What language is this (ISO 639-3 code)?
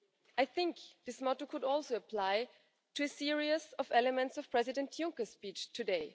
eng